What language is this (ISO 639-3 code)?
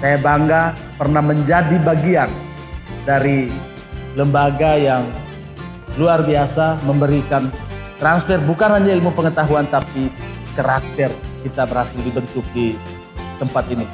ind